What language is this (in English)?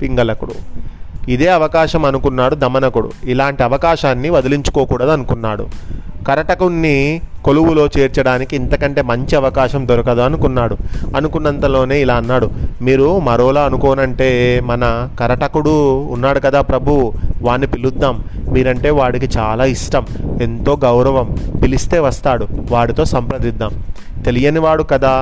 Telugu